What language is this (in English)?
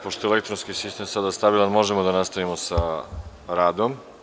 Serbian